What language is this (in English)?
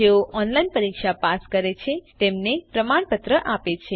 Gujarati